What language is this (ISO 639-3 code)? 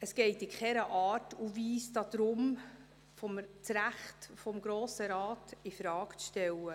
gsw